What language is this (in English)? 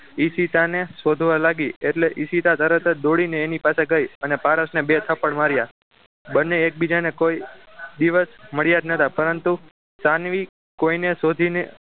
Gujarati